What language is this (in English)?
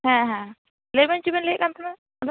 Santali